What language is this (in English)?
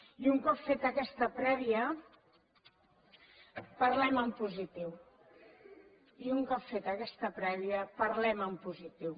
Catalan